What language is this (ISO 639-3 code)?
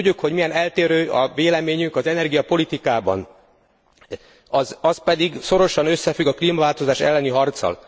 hun